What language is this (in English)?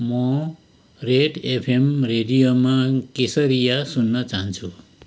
Nepali